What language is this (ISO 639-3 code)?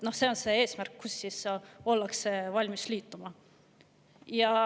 est